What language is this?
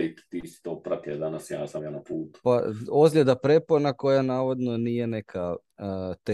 Croatian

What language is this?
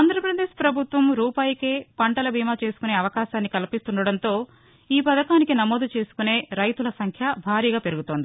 Telugu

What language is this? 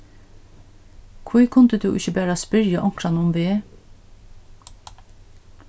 Faroese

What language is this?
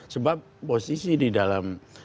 Indonesian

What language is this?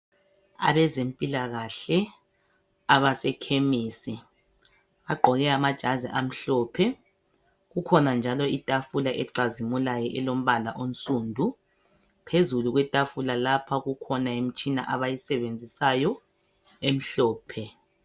North Ndebele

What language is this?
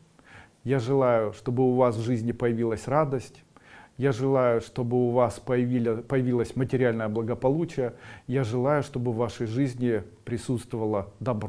Russian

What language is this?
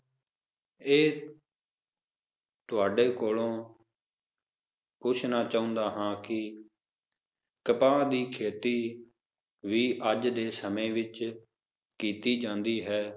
Punjabi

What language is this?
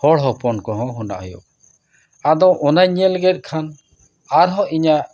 Santali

